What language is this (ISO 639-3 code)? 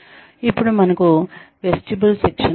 tel